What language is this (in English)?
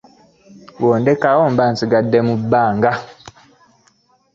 Ganda